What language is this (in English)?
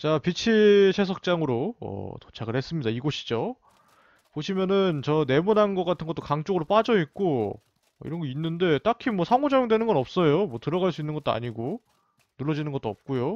Korean